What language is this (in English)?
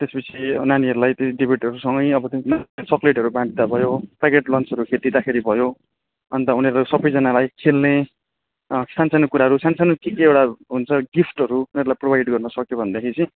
Nepali